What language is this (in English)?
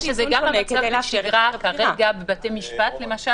Hebrew